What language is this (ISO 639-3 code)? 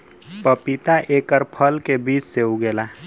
bho